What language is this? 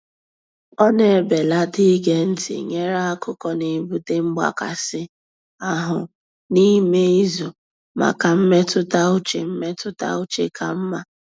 Igbo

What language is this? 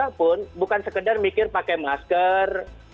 Indonesian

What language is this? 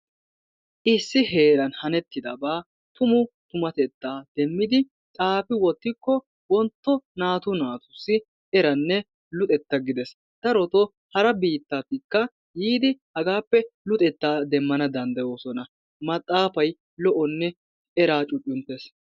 Wolaytta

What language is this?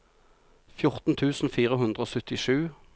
Norwegian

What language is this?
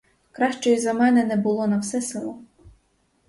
Ukrainian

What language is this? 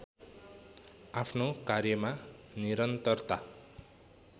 Nepali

